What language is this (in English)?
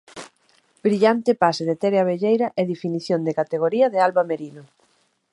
Galician